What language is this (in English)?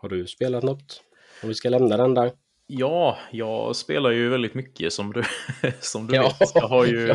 Swedish